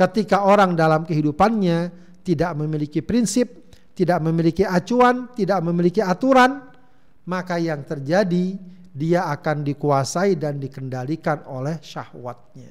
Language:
Indonesian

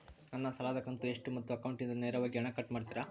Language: Kannada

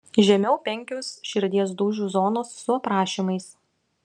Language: Lithuanian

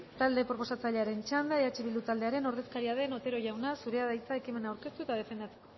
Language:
Basque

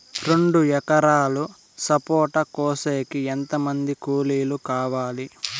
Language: Telugu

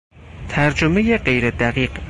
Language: Persian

